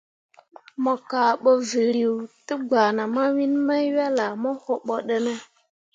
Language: Mundang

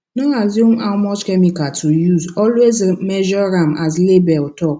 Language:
Nigerian Pidgin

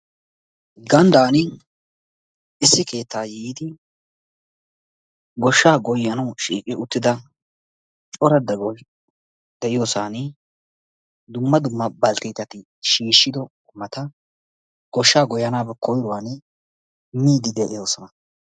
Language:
Wolaytta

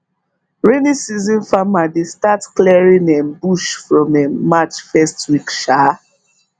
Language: Nigerian Pidgin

